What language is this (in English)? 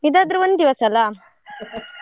Kannada